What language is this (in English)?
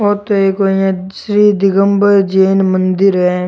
Rajasthani